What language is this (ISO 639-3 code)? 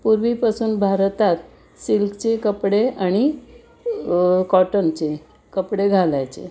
mar